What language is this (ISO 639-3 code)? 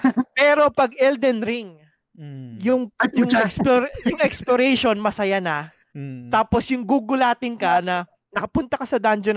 fil